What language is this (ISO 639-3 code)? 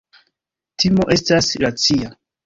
epo